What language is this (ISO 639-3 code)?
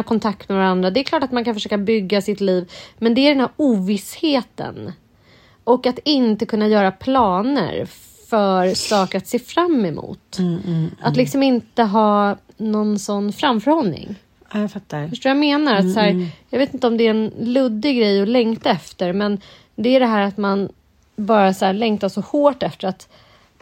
swe